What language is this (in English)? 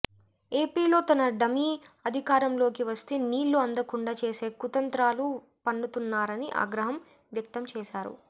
Telugu